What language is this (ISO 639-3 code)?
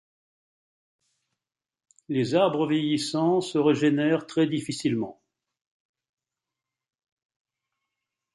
fra